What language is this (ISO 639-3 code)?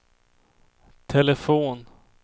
swe